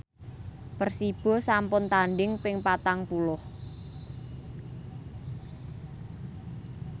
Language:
Javanese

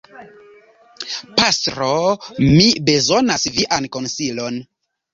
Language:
Esperanto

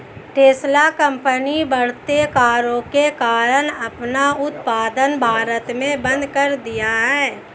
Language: Hindi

